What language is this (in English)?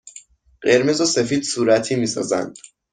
Persian